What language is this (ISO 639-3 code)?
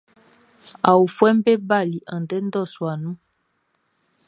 bci